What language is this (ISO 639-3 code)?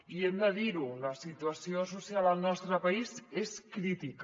cat